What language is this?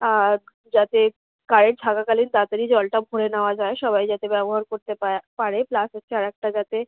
Bangla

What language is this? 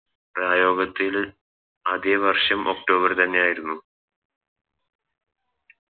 Malayalam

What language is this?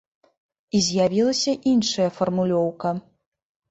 Belarusian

